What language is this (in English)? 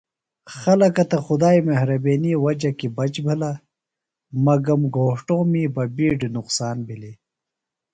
Phalura